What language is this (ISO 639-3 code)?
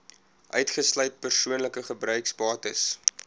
afr